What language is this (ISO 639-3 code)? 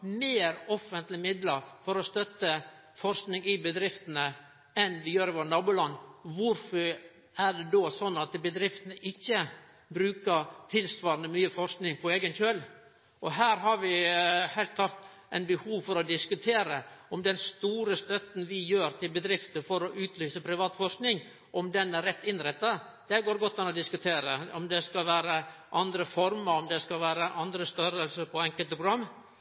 nno